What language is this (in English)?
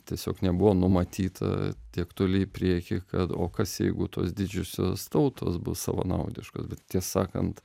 Lithuanian